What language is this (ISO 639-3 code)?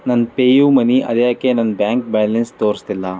kan